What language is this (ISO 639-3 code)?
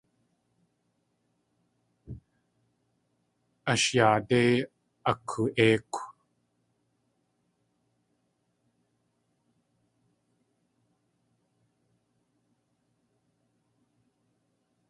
tli